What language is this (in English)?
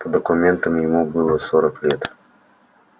Russian